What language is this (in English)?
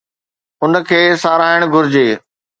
Sindhi